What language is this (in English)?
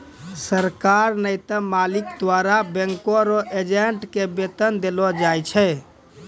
Maithili